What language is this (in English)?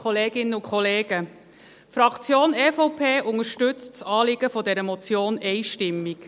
Swiss German